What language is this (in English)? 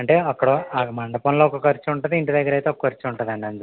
Telugu